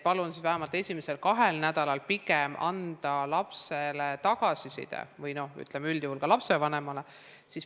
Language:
Estonian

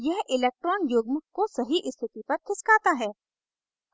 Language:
Hindi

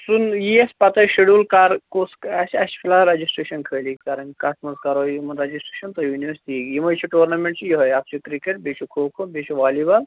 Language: Kashmiri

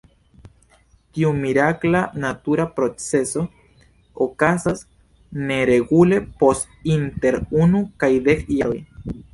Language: Esperanto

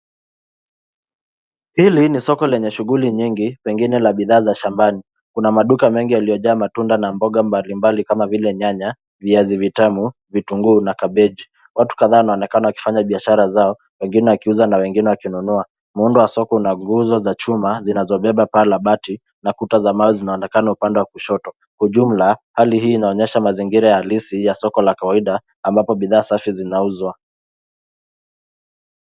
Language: Swahili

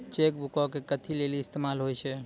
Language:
Maithili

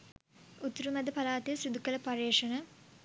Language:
Sinhala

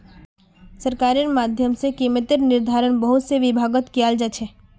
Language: Magahi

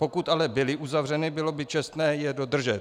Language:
Czech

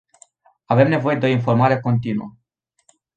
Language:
Romanian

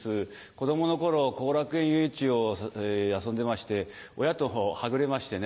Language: Japanese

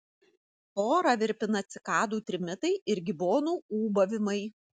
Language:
Lithuanian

